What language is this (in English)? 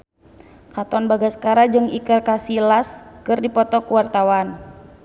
Sundanese